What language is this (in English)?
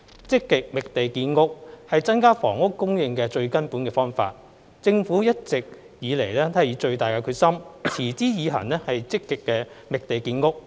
Cantonese